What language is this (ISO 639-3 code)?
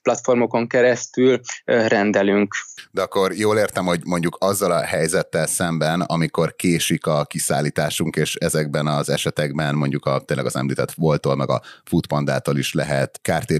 hun